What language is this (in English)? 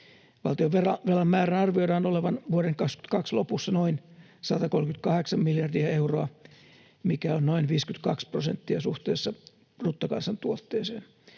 Finnish